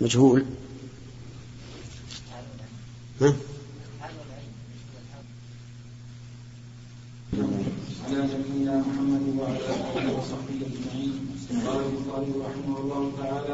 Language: Arabic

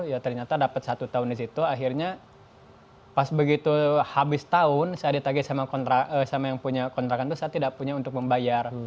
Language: Indonesian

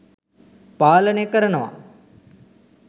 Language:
Sinhala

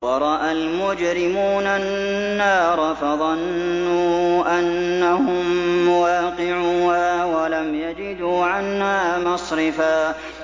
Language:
Arabic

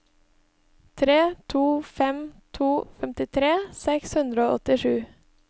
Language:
Norwegian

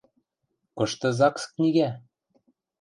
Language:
Western Mari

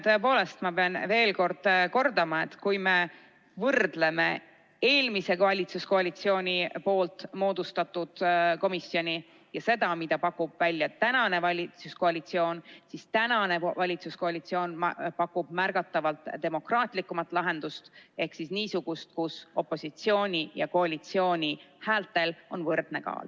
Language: Estonian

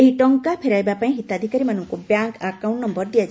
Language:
Odia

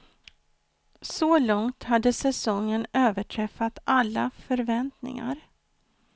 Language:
Swedish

